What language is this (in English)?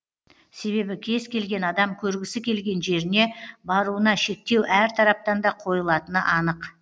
Kazakh